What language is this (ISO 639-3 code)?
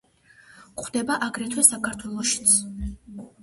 kat